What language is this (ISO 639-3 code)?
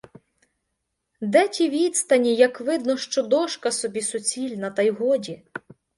ukr